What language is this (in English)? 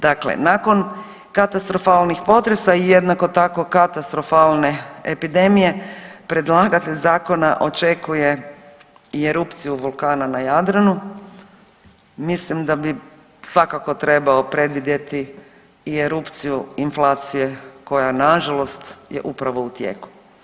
Croatian